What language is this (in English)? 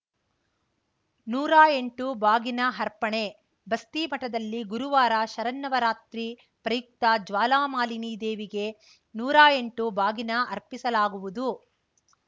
Kannada